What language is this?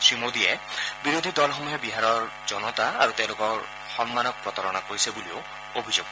Assamese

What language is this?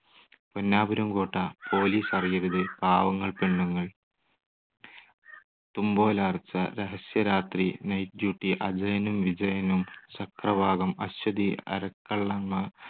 Malayalam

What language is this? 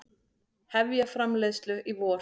Icelandic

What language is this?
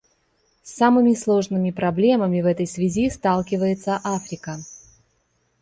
Russian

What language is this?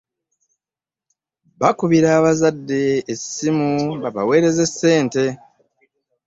Ganda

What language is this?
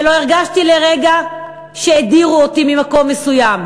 Hebrew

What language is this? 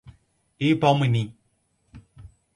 Portuguese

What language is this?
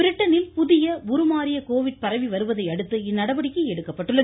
Tamil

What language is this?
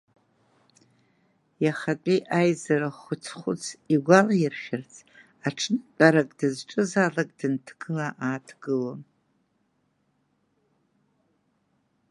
Abkhazian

